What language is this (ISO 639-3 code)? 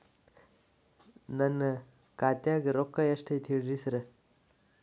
kan